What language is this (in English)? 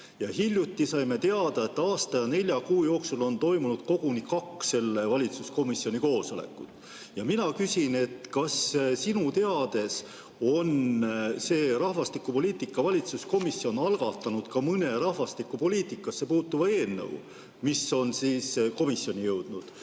Estonian